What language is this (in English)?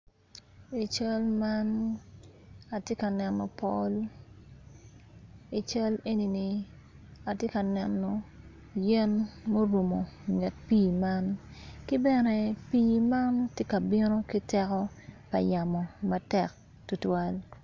Acoli